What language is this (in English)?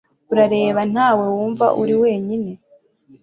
Kinyarwanda